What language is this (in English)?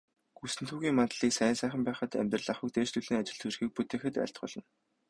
Mongolian